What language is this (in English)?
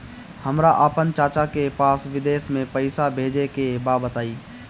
Bhojpuri